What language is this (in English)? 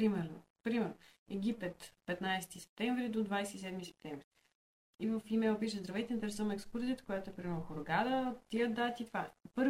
Bulgarian